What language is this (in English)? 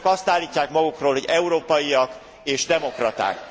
Hungarian